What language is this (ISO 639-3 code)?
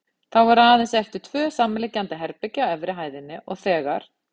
isl